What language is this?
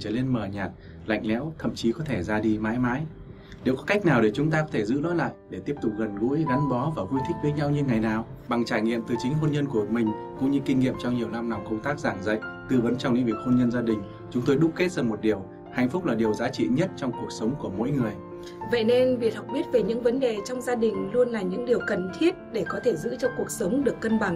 Vietnamese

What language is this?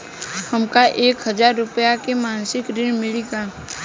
Bhojpuri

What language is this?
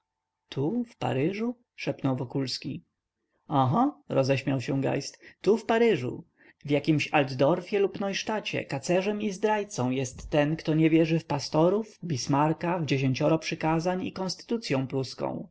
Polish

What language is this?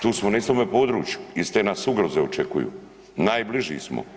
Croatian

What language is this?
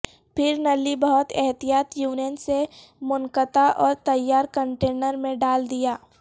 Urdu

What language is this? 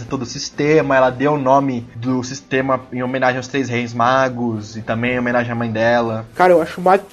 Portuguese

